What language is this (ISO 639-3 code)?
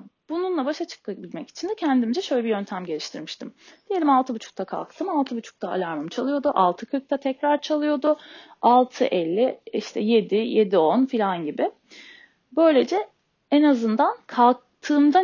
tur